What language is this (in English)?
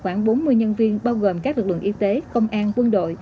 Vietnamese